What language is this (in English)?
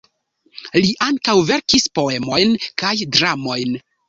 Esperanto